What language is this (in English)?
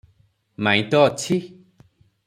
Odia